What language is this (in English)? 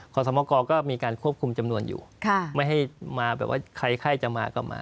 Thai